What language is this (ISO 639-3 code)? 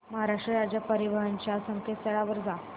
mar